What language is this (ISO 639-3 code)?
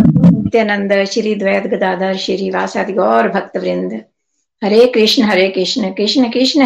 hin